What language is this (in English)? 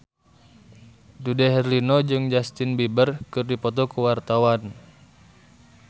Sundanese